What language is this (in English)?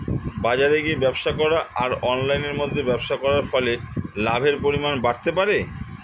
Bangla